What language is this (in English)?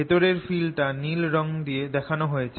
Bangla